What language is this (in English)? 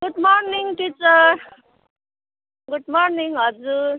Nepali